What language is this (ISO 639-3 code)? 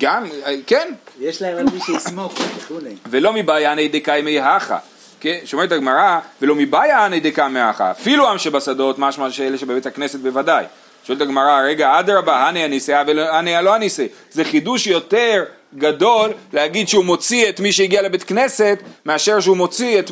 heb